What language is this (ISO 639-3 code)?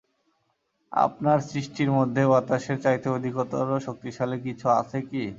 ben